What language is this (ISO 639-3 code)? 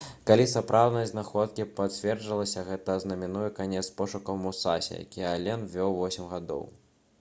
bel